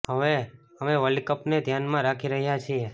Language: Gujarati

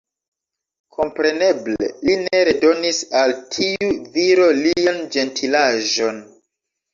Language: Esperanto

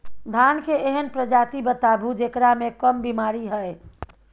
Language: Maithili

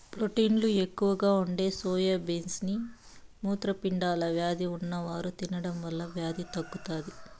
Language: Telugu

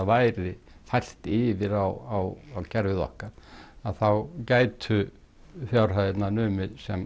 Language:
Icelandic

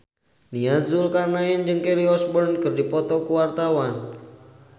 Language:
Sundanese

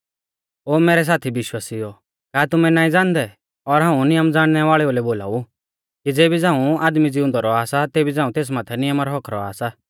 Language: Mahasu Pahari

